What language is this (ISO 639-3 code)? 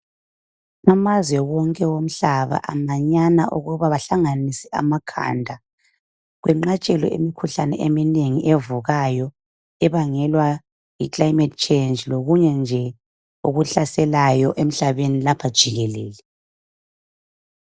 nde